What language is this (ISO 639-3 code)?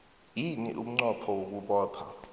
nbl